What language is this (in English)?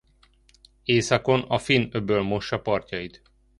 Hungarian